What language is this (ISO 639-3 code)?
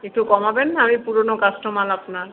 ben